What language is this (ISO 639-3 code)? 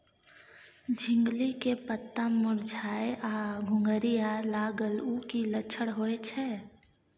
mai